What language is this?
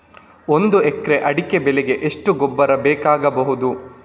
Kannada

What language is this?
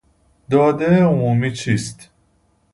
Persian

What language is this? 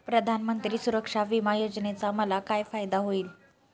Marathi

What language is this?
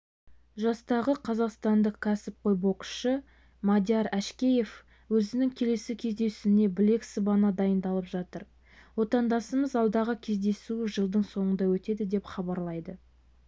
Kazakh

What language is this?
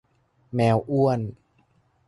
Thai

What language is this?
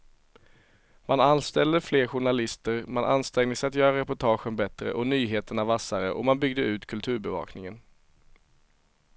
Swedish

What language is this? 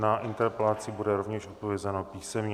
Czech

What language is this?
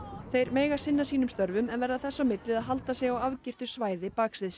Icelandic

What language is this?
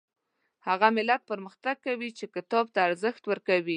Pashto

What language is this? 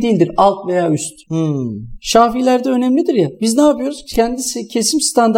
Turkish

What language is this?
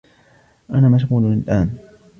Arabic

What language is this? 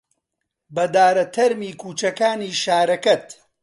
Central Kurdish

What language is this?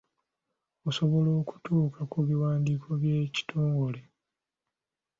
Ganda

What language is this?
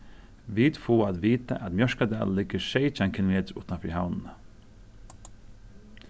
Faroese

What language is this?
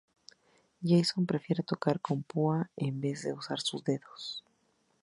Spanish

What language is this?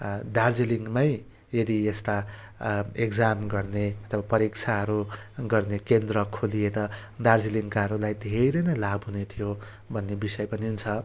Nepali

